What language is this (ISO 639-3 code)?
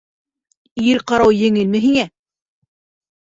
bak